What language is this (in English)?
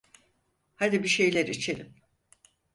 Turkish